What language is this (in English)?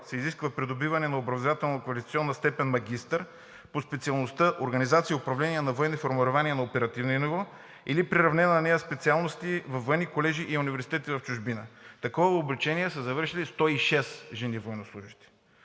Bulgarian